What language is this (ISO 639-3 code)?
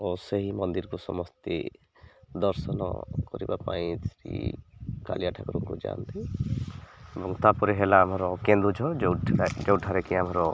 ori